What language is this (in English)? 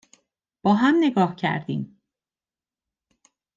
Persian